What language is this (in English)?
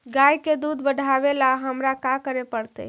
Magahi